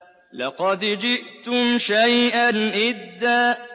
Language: Arabic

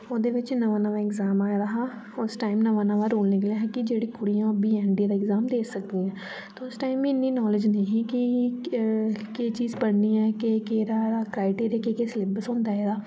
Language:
Dogri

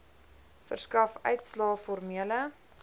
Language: Afrikaans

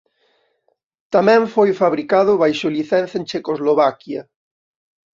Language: Galician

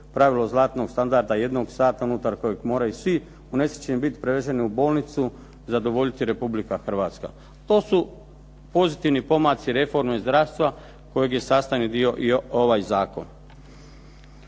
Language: Croatian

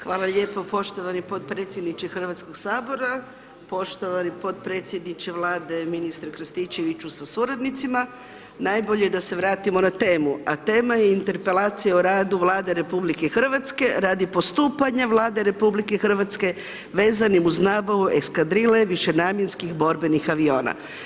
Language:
Croatian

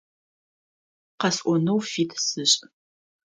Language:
Adyghe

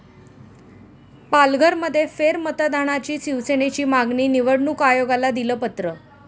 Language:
Marathi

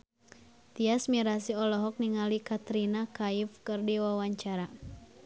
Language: Sundanese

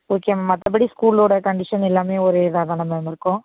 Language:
Tamil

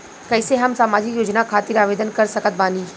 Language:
Bhojpuri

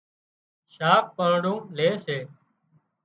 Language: Wadiyara Koli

